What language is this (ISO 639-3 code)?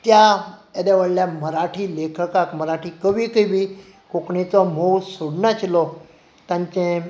kok